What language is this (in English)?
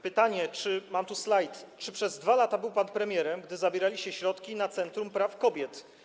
Polish